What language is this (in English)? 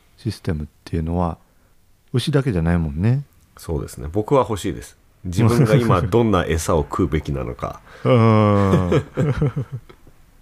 Japanese